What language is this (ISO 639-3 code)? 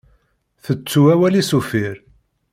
kab